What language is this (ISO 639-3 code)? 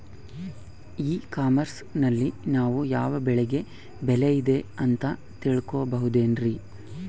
kan